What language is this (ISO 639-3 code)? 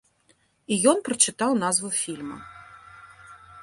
bel